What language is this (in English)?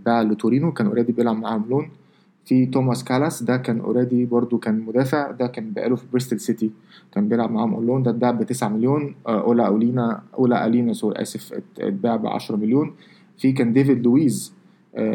Arabic